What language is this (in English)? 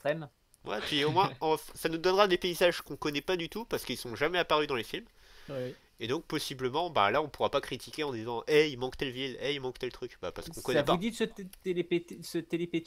French